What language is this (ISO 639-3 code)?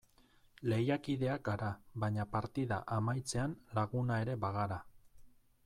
eus